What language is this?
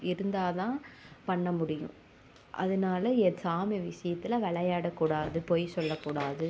Tamil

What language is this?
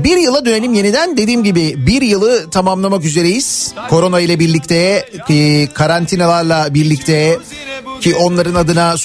Turkish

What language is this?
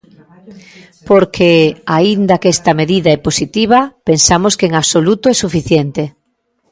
Galician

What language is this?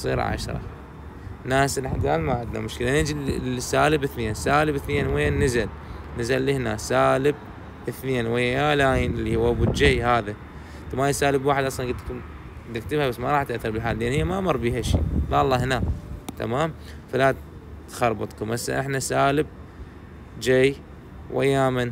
Arabic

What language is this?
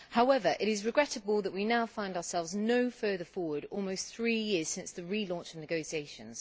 English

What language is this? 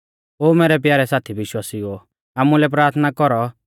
Mahasu Pahari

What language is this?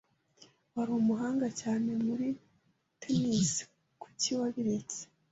Kinyarwanda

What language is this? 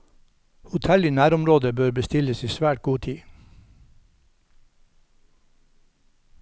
Norwegian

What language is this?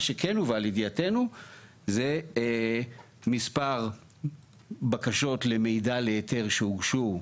Hebrew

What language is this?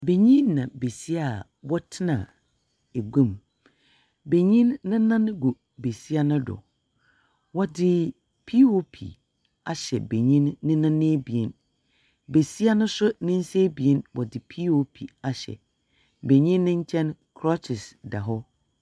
Akan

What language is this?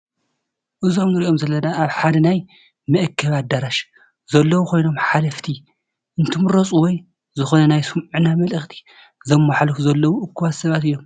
Tigrinya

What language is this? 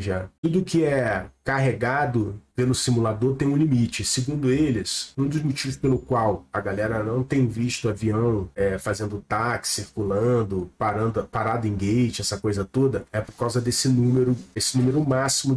Portuguese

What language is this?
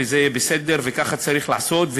Hebrew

